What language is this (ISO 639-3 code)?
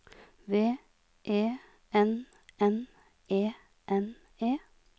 nor